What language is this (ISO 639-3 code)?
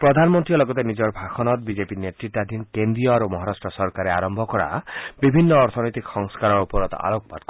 asm